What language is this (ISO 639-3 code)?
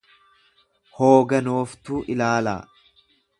orm